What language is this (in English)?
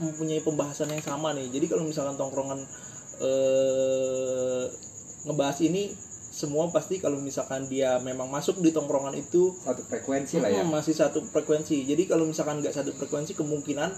Indonesian